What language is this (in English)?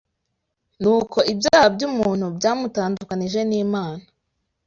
Kinyarwanda